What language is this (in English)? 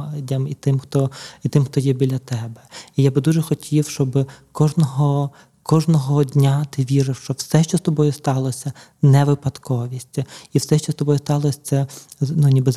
Ukrainian